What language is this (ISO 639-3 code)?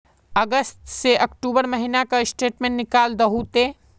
mag